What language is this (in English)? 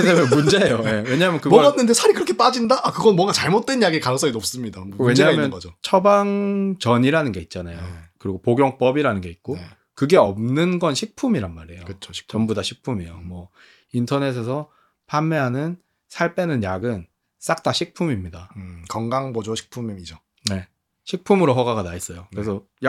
Korean